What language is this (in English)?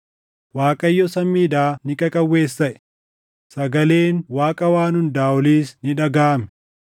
Oromo